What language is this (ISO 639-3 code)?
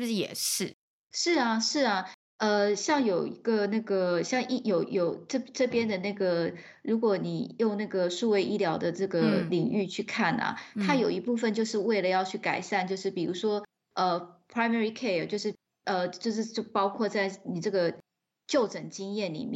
zho